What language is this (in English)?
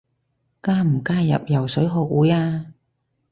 Cantonese